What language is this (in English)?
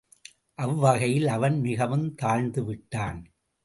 Tamil